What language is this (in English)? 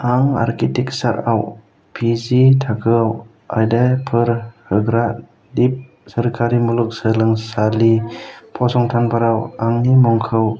Bodo